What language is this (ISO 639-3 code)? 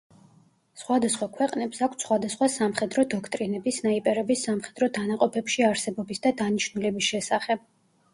kat